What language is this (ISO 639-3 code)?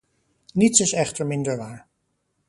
nld